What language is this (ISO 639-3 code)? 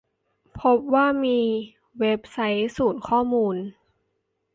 tha